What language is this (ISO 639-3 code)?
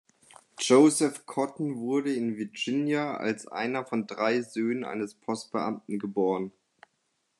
deu